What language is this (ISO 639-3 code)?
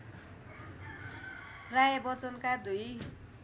nep